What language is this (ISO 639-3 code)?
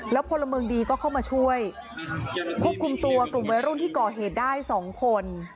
tha